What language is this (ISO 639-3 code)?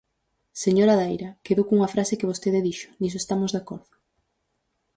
glg